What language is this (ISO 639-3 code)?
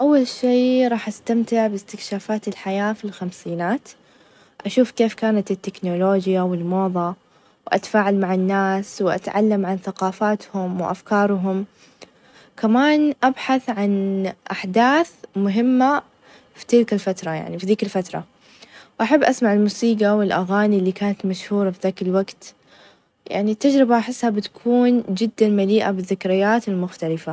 ars